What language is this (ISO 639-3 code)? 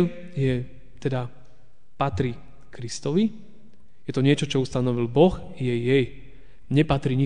slk